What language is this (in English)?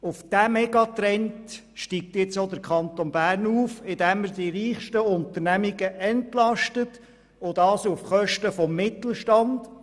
Swiss German